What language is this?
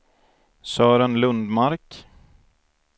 Swedish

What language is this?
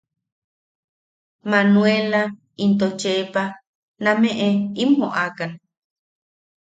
Yaqui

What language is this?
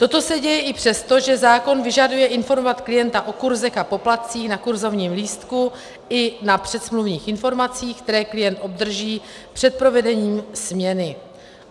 Czech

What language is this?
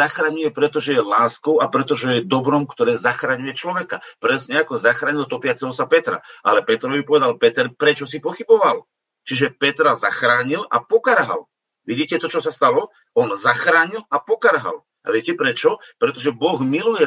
Slovak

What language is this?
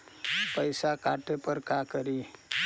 Magahi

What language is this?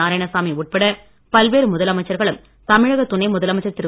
Tamil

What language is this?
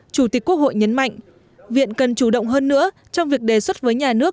Vietnamese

